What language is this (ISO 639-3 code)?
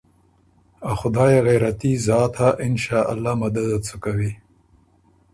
oru